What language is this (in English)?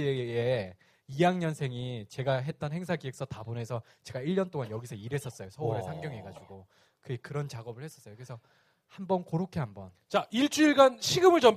Korean